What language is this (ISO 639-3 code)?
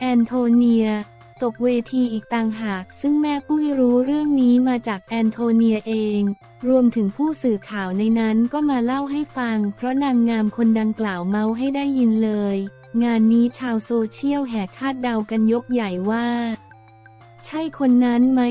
tha